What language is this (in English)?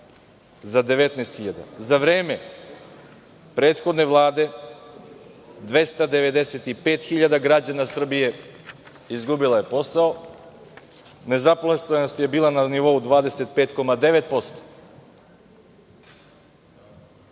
Serbian